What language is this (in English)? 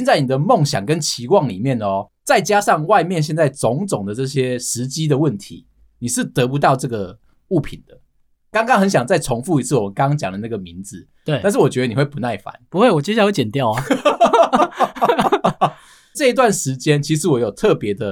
Chinese